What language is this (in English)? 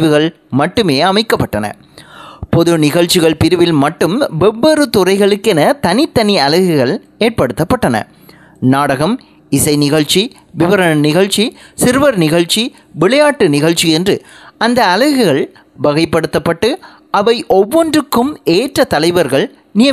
Tamil